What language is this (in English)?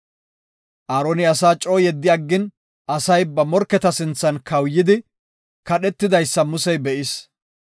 Gofa